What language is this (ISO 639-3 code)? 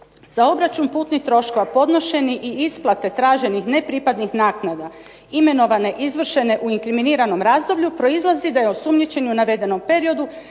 hrv